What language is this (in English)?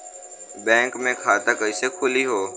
Bhojpuri